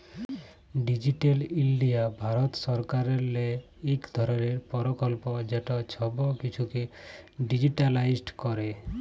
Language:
Bangla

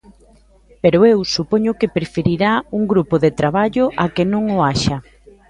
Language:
Galician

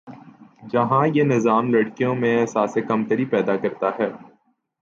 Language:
Urdu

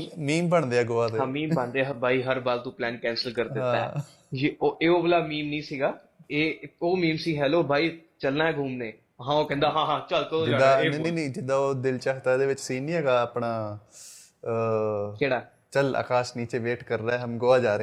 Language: Punjabi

